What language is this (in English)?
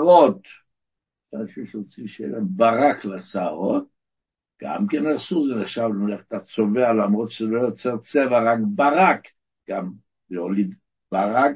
Hebrew